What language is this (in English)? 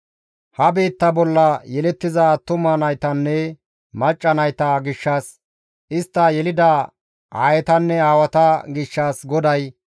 Gamo